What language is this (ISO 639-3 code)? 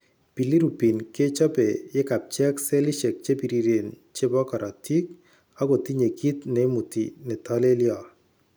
kln